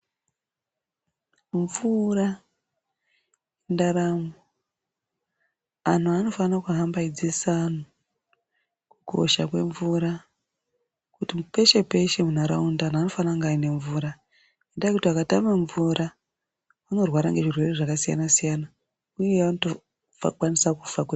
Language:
Ndau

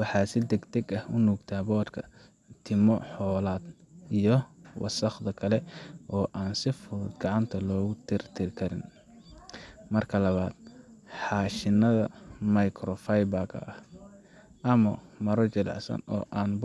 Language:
Somali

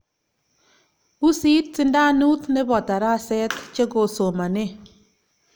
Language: Kalenjin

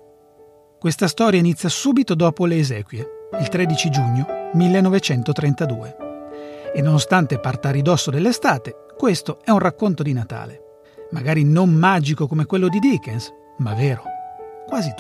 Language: Italian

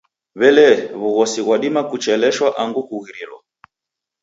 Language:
Taita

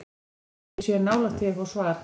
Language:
Icelandic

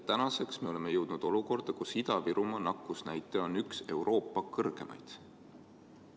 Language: Estonian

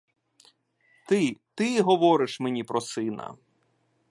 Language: Ukrainian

